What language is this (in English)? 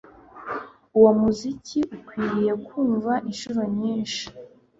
Kinyarwanda